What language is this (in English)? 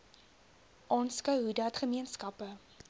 Afrikaans